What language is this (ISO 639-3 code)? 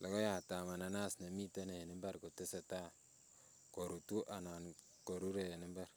kln